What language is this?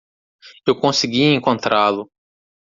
Portuguese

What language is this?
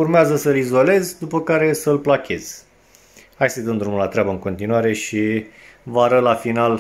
Romanian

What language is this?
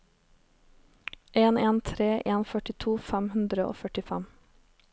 Norwegian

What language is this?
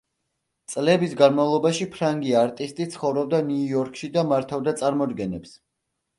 Georgian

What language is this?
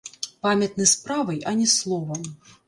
Belarusian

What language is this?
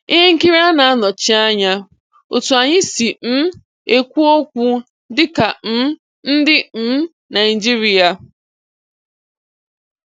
Igbo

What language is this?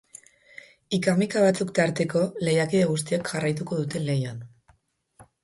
Basque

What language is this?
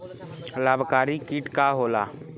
Bhojpuri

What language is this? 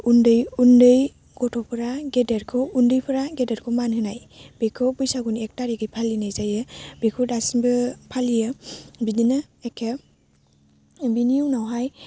Bodo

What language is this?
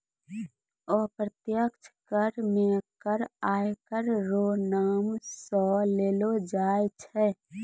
Maithili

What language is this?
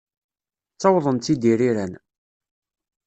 Kabyle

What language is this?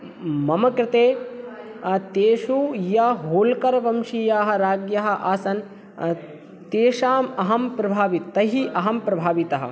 Sanskrit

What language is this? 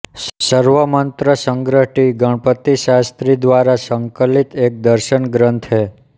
Hindi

